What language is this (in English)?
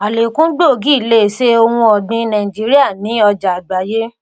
Yoruba